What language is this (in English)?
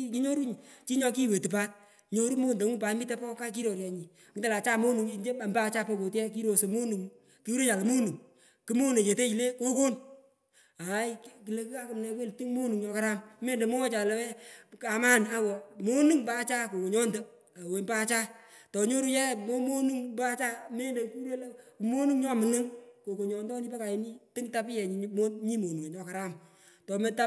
Pökoot